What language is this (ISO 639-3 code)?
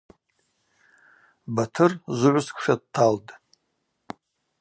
abq